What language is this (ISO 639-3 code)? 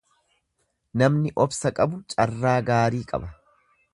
orm